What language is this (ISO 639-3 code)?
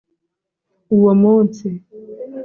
kin